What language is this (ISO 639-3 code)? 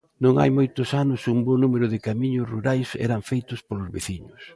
glg